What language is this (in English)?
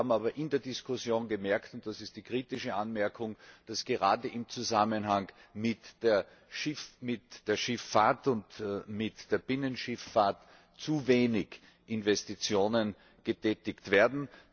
German